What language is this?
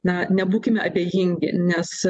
Lithuanian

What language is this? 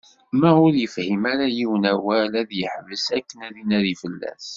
Kabyle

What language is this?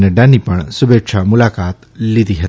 Gujarati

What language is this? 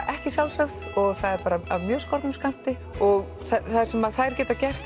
Icelandic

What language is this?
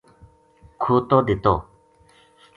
Gujari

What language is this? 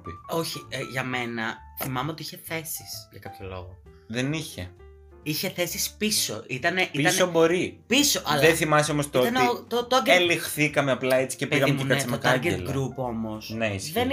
Greek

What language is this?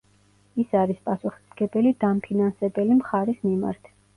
Georgian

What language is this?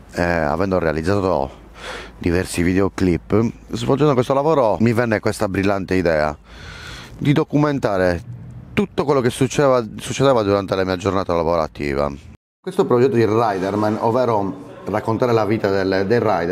Italian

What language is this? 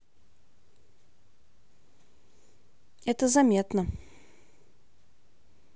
Russian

